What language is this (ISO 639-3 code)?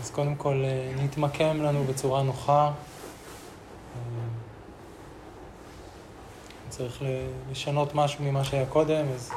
heb